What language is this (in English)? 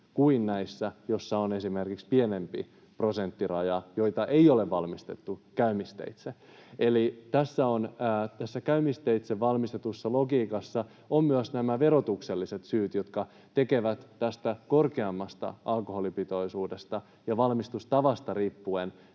Finnish